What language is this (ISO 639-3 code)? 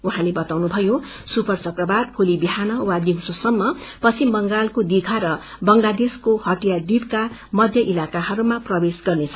nep